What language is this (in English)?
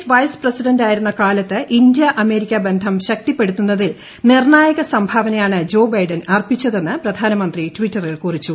Malayalam